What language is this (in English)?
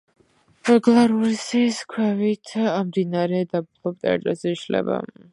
Georgian